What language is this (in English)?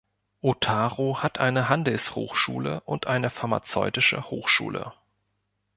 German